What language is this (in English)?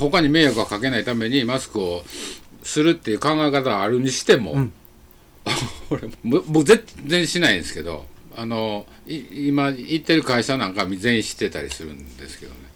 Japanese